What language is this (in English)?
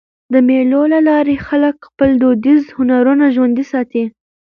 Pashto